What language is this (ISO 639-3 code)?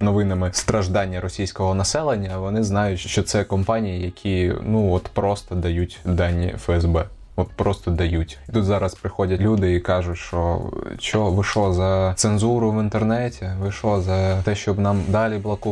ukr